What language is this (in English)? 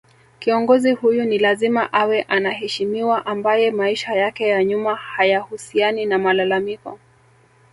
Swahili